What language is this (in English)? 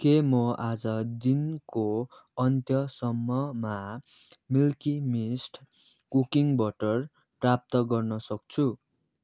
Nepali